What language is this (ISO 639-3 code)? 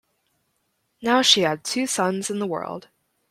eng